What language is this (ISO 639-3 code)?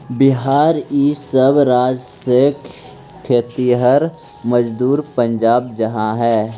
mag